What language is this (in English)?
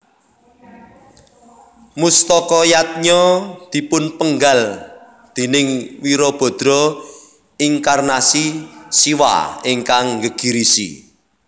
Javanese